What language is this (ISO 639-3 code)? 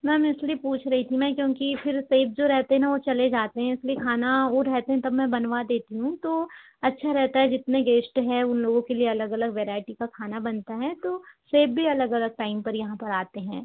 hin